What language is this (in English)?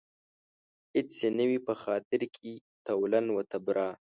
Pashto